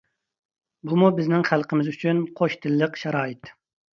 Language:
Uyghur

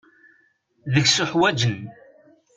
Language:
Kabyle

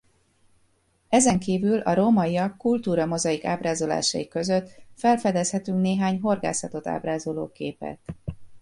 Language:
Hungarian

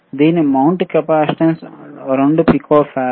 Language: Telugu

